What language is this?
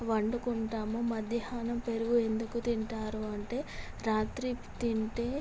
Telugu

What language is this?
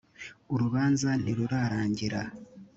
Kinyarwanda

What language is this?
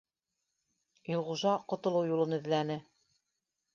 Bashkir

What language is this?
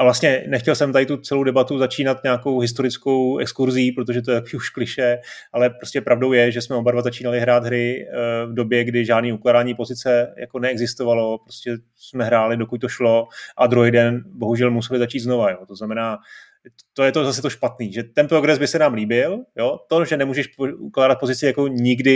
Czech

